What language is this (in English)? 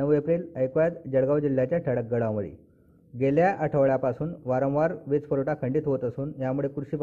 Marathi